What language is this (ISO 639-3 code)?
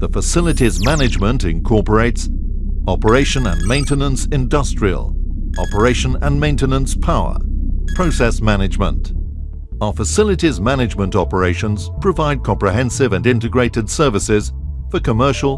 eng